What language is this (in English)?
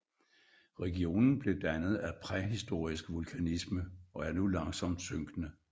Danish